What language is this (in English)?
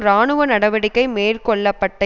Tamil